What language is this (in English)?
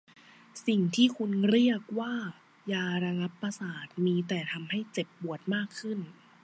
Thai